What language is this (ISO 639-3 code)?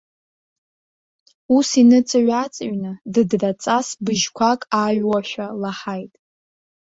abk